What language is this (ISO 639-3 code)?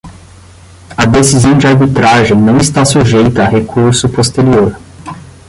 por